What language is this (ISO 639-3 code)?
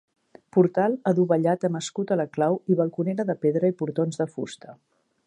cat